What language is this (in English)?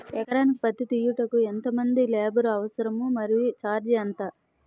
Telugu